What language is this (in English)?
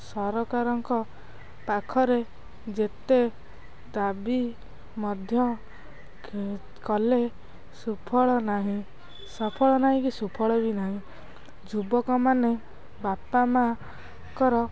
Odia